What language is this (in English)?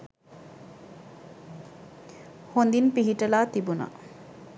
Sinhala